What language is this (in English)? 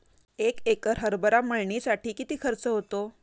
Marathi